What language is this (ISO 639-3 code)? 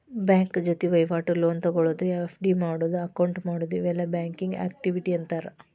kan